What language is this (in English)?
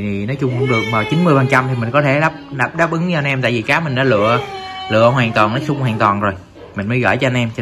Vietnamese